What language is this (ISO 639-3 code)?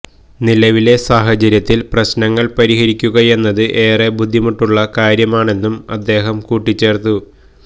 mal